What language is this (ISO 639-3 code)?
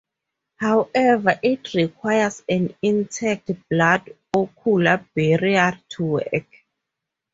eng